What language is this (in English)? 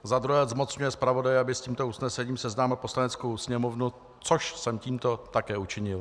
Czech